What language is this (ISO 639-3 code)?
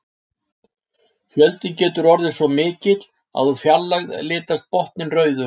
isl